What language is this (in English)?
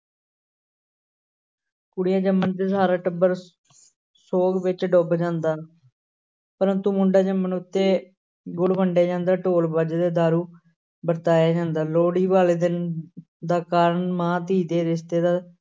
Punjabi